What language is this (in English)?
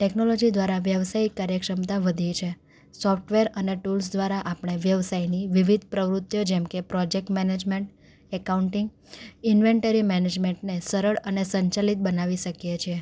Gujarati